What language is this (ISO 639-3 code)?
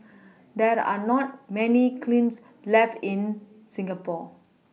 eng